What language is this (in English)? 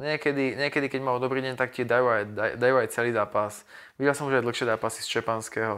Slovak